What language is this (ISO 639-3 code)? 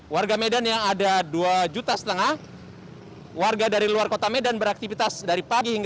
ind